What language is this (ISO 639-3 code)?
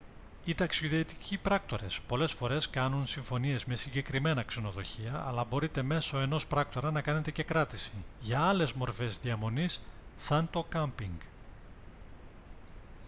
ell